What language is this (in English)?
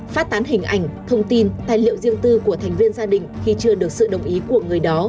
Vietnamese